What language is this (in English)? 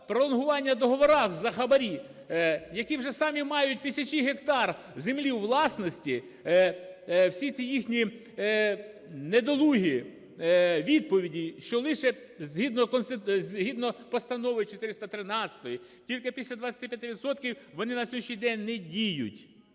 Ukrainian